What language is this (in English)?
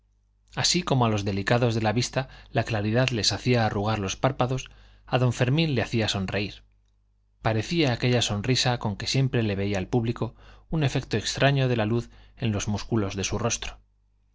Spanish